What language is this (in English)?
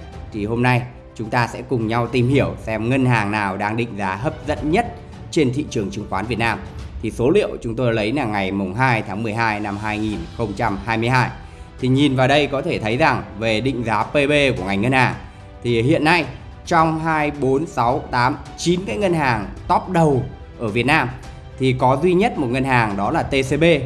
Vietnamese